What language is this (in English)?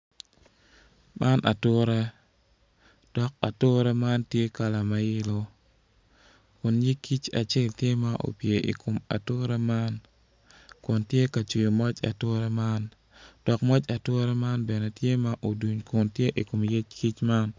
Acoli